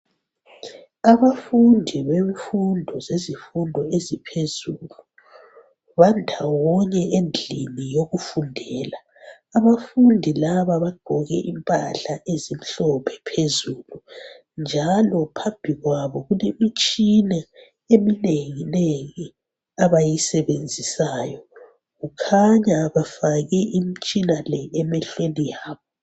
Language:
North Ndebele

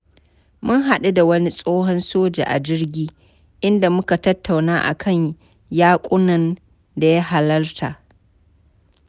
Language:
Hausa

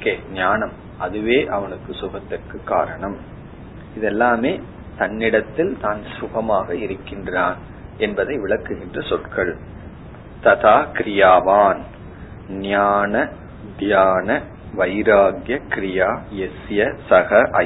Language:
Tamil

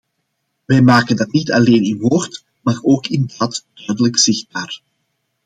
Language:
Dutch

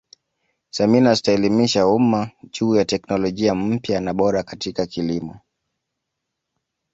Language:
Swahili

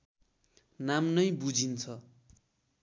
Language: Nepali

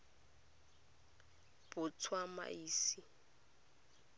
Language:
Tswana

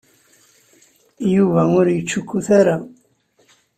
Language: Kabyle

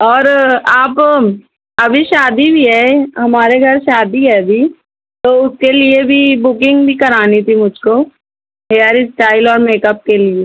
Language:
Urdu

